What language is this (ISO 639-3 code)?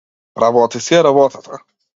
mkd